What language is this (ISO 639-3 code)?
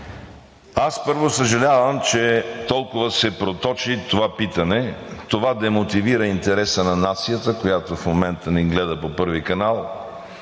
bul